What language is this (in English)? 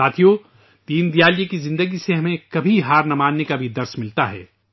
Urdu